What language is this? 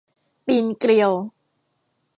Thai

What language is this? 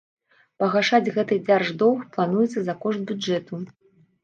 Belarusian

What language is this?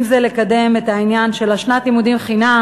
Hebrew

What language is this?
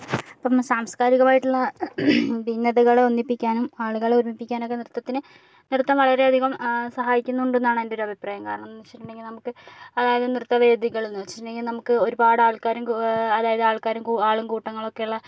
Malayalam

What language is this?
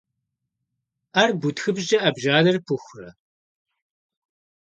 Kabardian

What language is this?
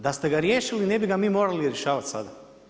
Croatian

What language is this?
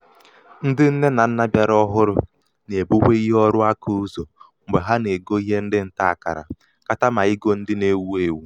Igbo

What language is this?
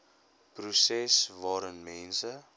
Afrikaans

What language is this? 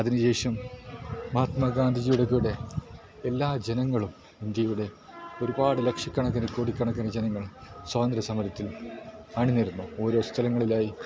Malayalam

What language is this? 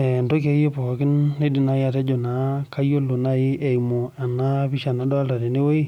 Masai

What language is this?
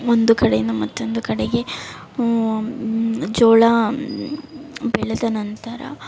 Kannada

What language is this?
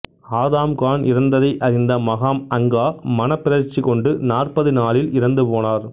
Tamil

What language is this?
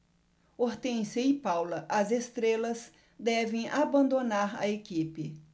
Portuguese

